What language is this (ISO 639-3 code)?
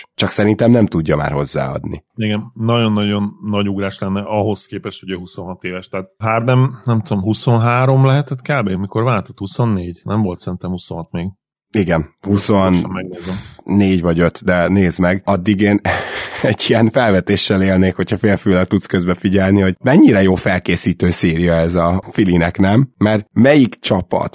hun